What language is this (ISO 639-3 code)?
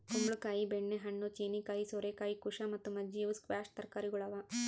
kan